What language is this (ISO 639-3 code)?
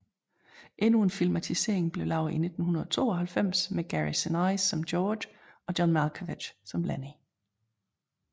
dan